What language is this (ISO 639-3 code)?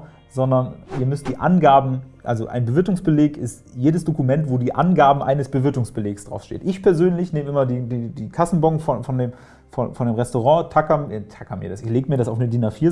deu